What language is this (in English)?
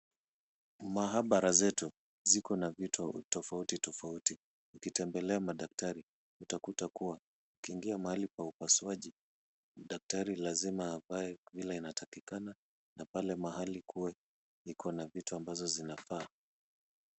Swahili